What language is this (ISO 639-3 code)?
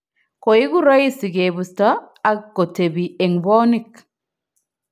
kln